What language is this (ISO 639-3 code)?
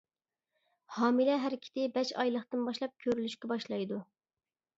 uig